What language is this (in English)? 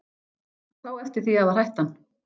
Icelandic